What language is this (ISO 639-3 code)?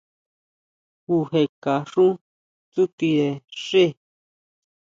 mau